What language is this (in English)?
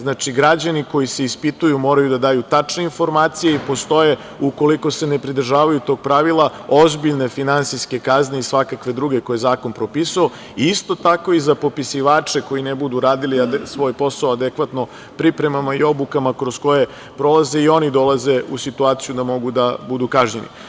Serbian